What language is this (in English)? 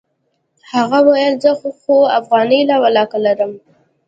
Pashto